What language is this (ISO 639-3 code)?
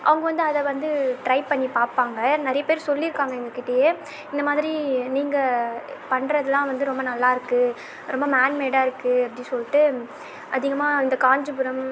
tam